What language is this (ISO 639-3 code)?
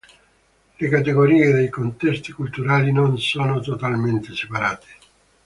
ita